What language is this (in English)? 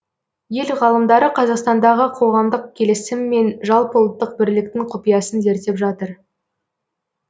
Kazakh